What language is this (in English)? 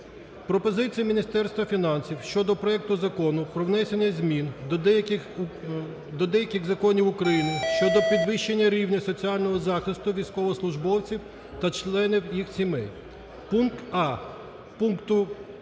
Ukrainian